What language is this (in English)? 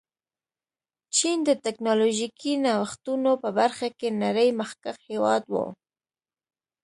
Pashto